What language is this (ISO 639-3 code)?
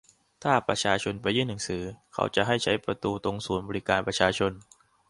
tha